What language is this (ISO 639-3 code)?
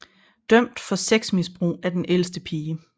dan